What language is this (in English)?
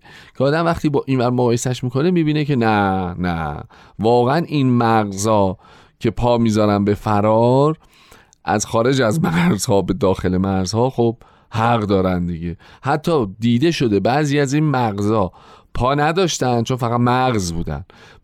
Persian